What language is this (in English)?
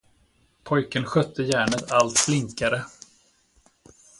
Swedish